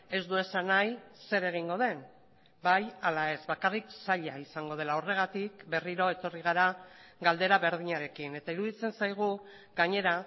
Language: Basque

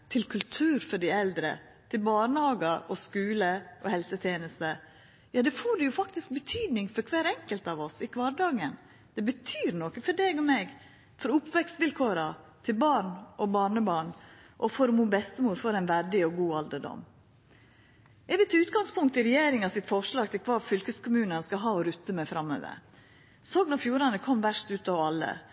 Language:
Norwegian Nynorsk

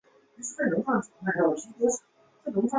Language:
Chinese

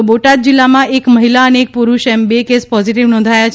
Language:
Gujarati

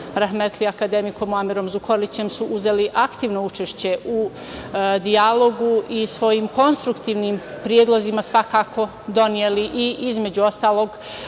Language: Serbian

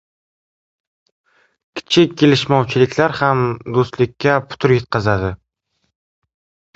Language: Uzbek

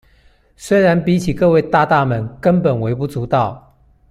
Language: Chinese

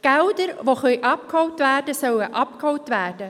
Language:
Swiss German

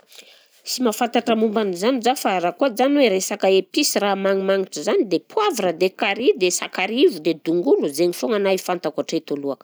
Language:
Southern Betsimisaraka Malagasy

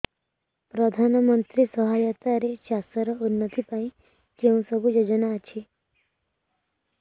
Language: Odia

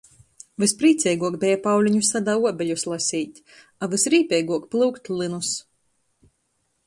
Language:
Latgalian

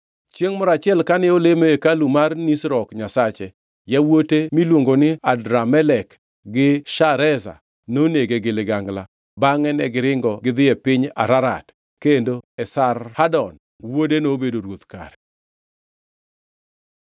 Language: Luo (Kenya and Tanzania)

